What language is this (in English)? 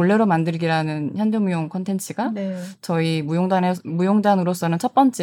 Korean